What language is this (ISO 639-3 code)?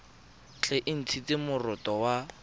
tsn